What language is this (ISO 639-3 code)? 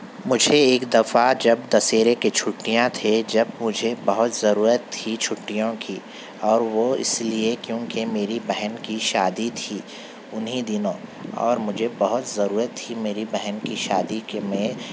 urd